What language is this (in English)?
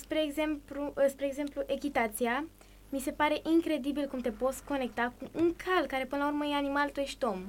Romanian